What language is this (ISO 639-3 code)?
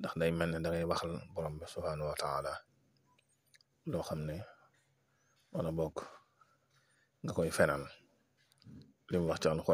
ara